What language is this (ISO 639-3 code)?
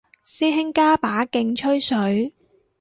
yue